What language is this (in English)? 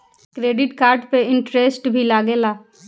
Bhojpuri